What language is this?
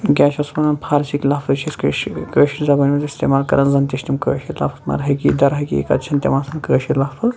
Kashmiri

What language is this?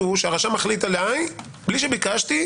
Hebrew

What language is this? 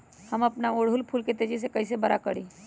Magahi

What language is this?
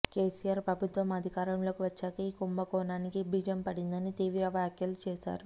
Telugu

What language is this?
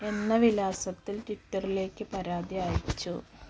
Malayalam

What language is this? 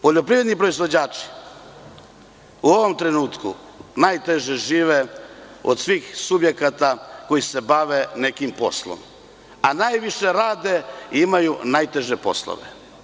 Serbian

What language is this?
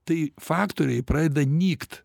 Lithuanian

